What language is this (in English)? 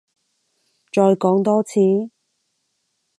Cantonese